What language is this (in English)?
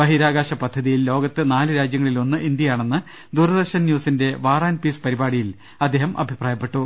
Malayalam